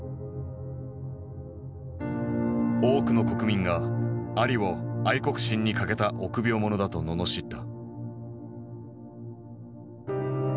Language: Japanese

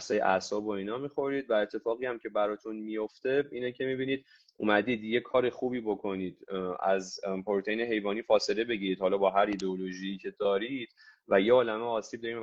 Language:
Persian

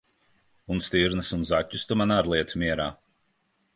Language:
Latvian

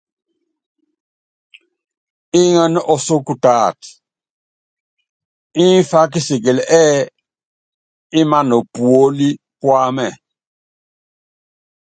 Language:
Yangben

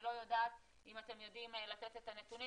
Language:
Hebrew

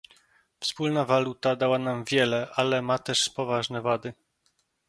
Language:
Polish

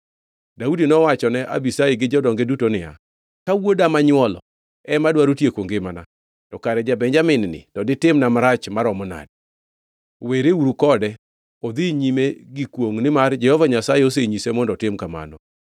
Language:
Luo (Kenya and Tanzania)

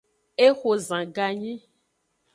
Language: Aja (Benin)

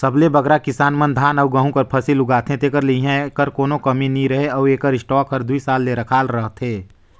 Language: Chhattisgarhi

